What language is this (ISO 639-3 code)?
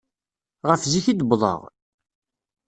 kab